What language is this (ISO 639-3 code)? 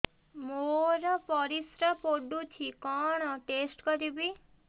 ori